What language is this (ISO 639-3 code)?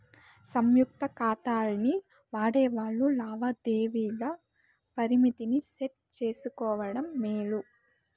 tel